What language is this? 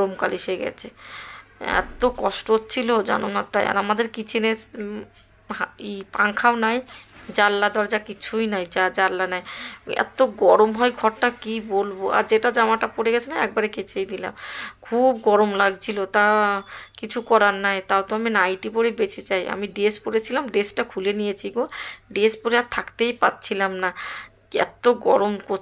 Romanian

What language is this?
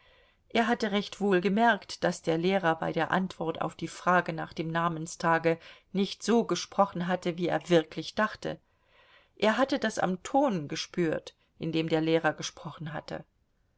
German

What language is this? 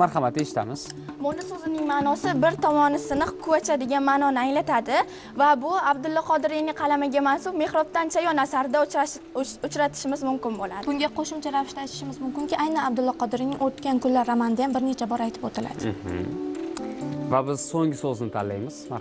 Turkish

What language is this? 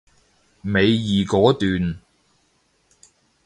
Cantonese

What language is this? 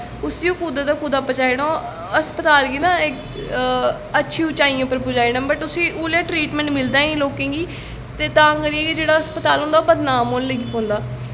Dogri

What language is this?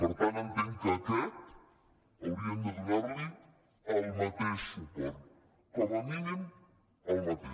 Catalan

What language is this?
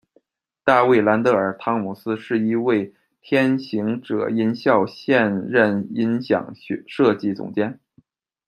Chinese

